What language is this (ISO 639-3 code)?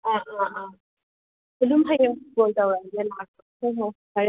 mni